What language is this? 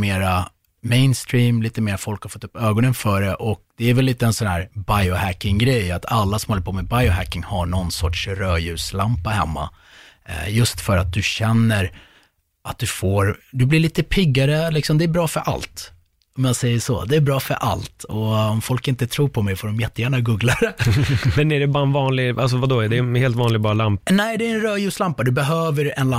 Swedish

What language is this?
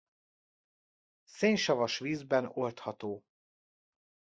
Hungarian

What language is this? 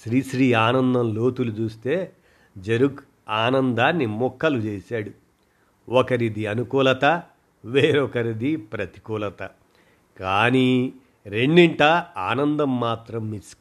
Telugu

